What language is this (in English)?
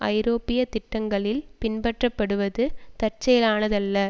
Tamil